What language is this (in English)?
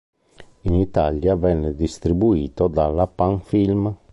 Italian